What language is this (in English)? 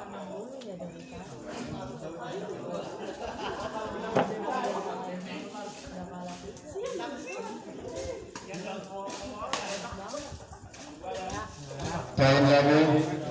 Indonesian